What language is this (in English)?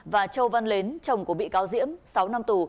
Vietnamese